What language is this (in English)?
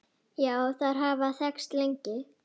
Icelandic